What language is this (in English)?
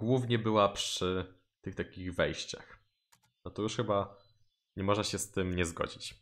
Polish